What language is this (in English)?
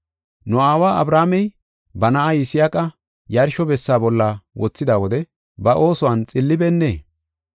Gofa